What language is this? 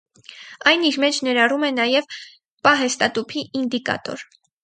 Armenian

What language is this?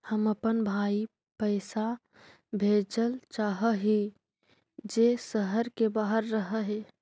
Magahi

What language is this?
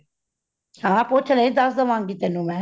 Punjabi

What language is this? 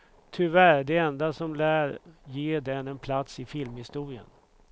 Swedish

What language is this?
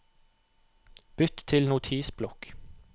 Norwegian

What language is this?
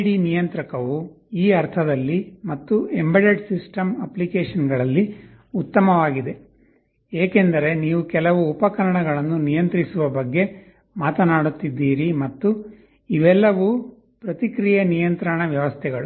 Kannada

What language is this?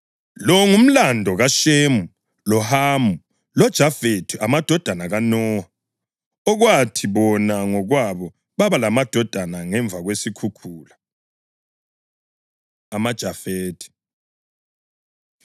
North Ndebele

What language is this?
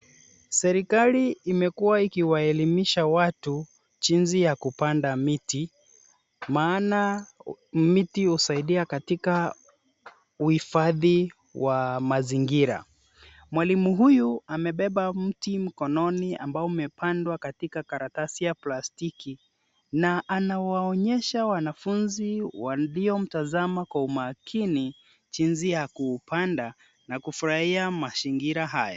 Swahili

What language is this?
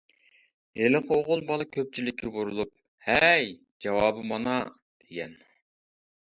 Uyghur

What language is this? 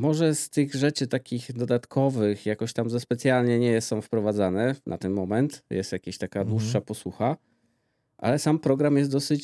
Polish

